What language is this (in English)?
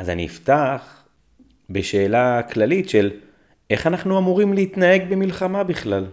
Hebrew